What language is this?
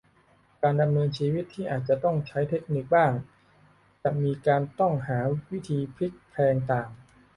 Thai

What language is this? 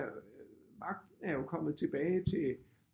Danish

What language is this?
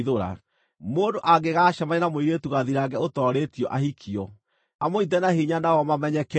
Kikuyu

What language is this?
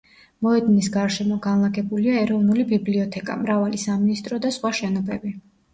Georgian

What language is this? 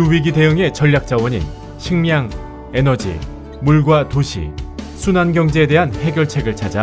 Korean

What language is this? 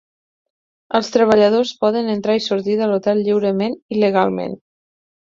Catalan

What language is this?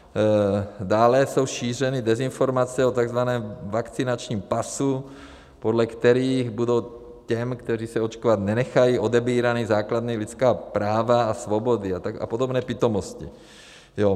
Czech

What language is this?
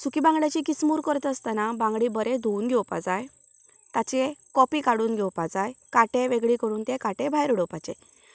Konkani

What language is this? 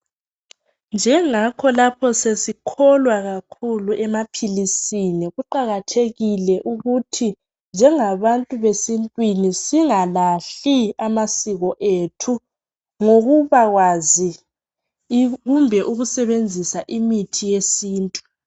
North Ndebele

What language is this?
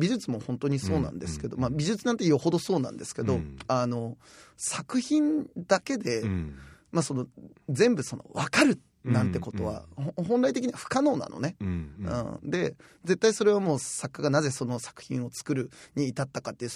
Japanese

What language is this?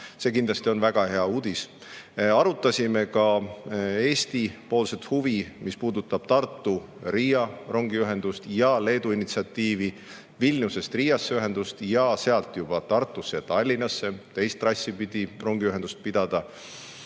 Estonian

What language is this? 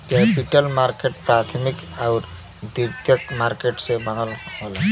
Bhojpuri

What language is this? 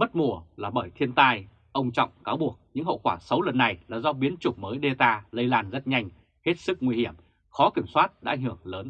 Vietnamese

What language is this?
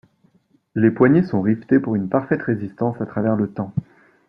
French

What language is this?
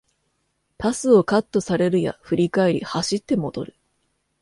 Japanese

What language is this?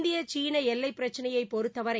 Tamil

